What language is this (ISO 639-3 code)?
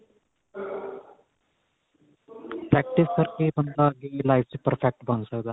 pan